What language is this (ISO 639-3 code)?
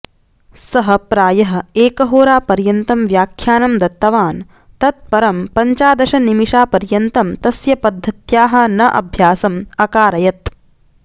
san